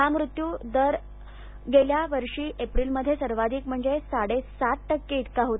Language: Marathi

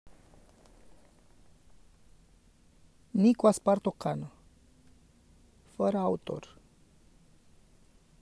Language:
Romanian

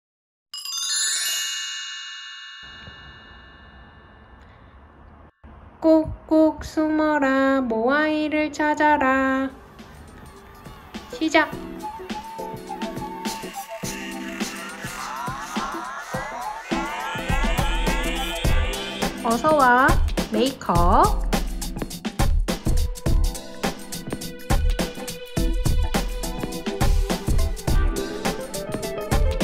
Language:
Korean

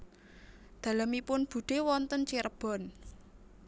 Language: Javanese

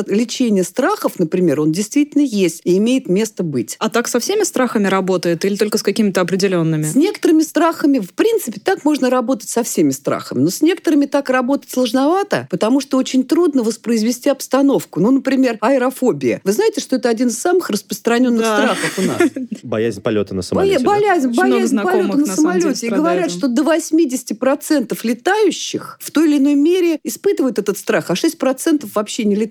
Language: Russian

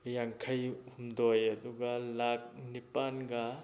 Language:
Manipuri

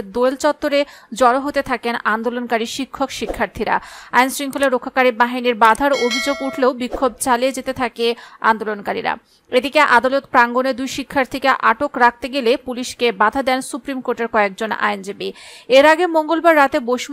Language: Bangla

